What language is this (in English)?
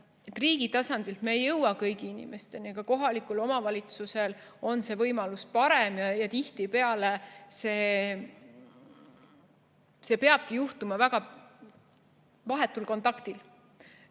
Estonian